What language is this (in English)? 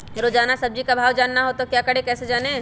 Magahi